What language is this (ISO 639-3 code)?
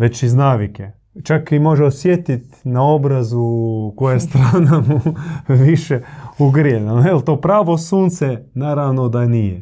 hrv